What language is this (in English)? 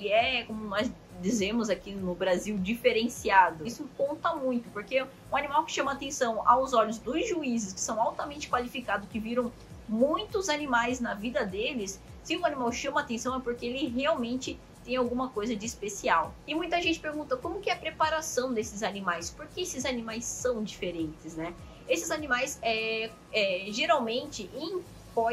Portuguese